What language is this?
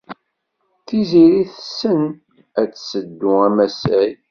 Kabyle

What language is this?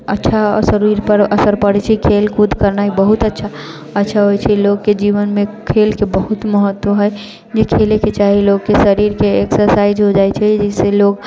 Maithili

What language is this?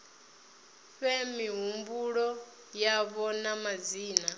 Venda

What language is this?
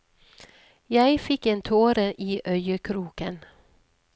Norwegian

